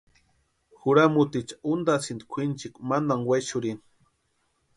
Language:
Western Highland Purepecha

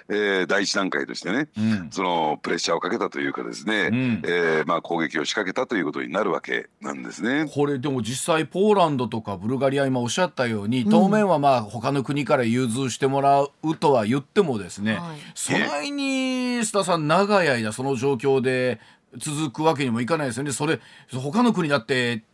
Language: Japanese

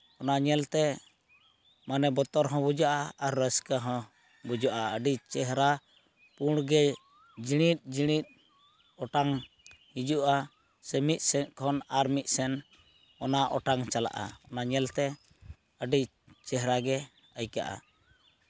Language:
Santali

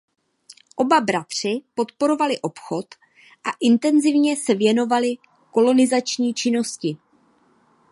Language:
Czech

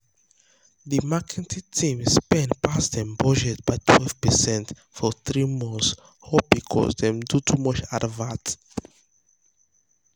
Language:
Nigerian Pidgin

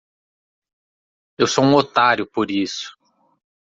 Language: Portuguese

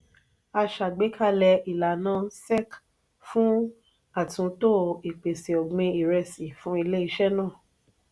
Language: Yoruba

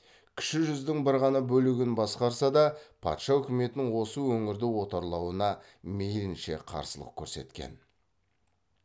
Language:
Kazakh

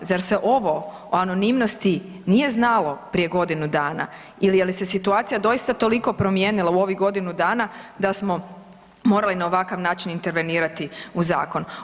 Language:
Croatian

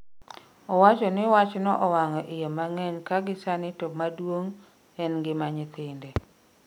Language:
Luo (Kenya and Tanzania)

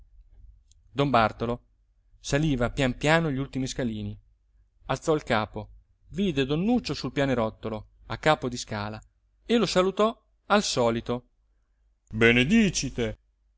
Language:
Italian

